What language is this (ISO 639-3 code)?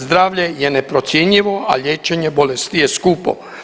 hrv